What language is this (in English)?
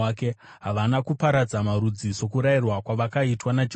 Shona